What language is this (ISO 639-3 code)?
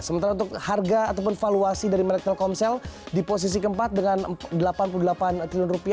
ind